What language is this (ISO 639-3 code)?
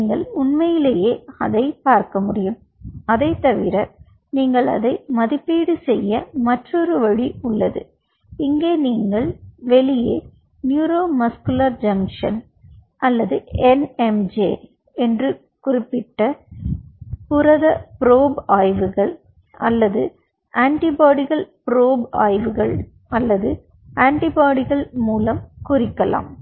tam